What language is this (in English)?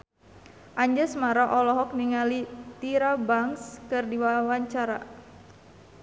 Sundanese